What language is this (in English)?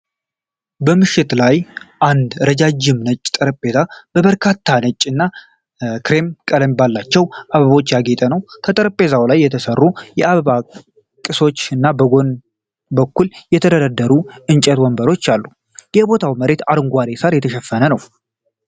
Amharic